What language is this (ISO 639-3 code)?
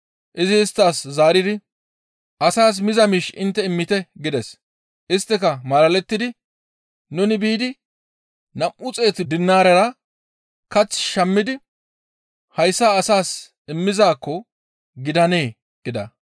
gmv